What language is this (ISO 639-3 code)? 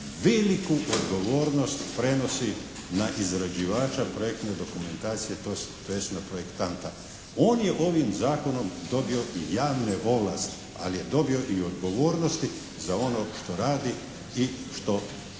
hrv